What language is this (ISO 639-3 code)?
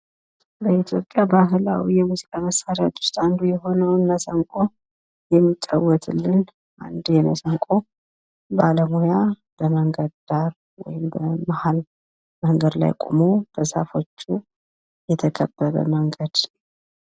amh